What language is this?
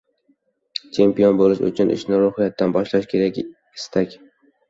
Uzbek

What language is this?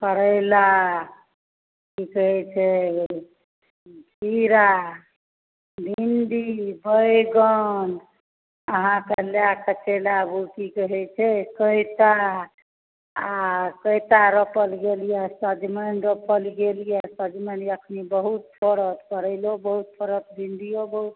Maithili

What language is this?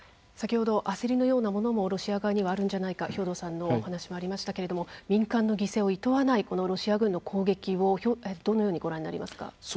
Japanese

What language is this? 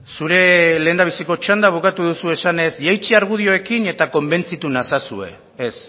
Basque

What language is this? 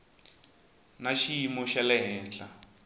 Tsonga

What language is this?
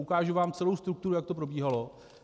Czech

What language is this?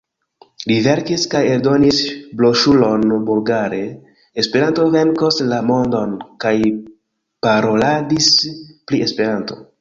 Esperanto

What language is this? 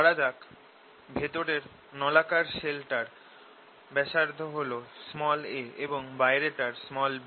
Bangla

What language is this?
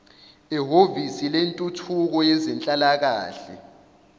Zulu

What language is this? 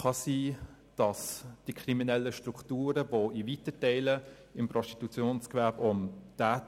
Swiss German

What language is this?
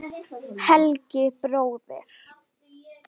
Icelandic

